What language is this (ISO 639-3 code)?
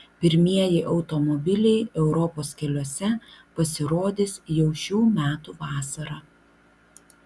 lit